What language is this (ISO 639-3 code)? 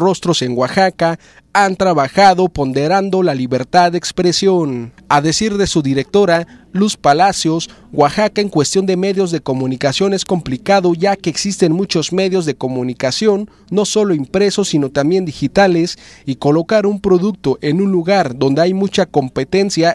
spa